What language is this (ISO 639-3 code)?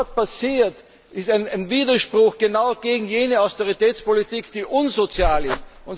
deu